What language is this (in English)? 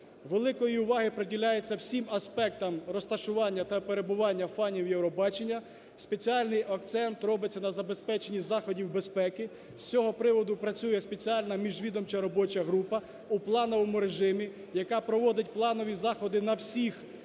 Ukrainian